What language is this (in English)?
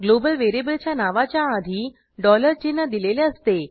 Marathi